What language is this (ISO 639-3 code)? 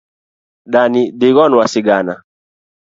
luo